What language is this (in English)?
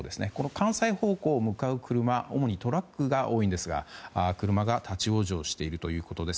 Japanese